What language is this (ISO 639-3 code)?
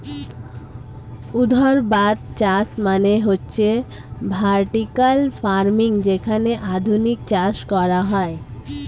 ben